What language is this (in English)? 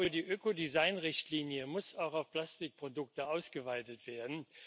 German